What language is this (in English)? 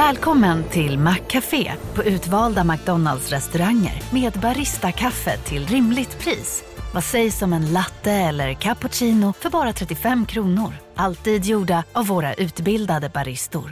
Swedish